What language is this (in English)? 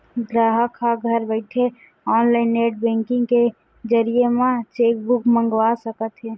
Chhattisgarhi